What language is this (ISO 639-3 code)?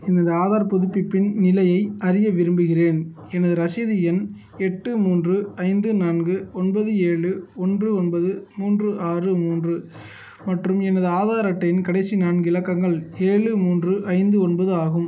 tam